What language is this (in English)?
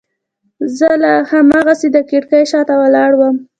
Pashto